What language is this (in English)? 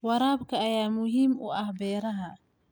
Somali